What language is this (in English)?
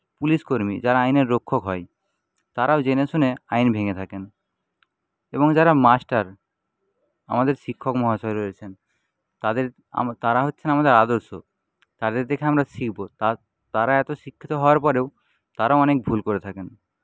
Bangla